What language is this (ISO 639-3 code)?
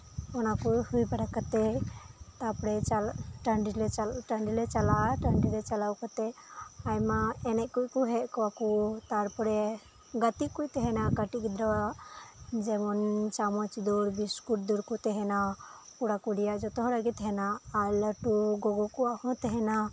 sat